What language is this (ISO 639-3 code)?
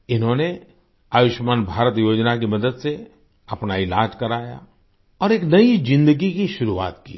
hin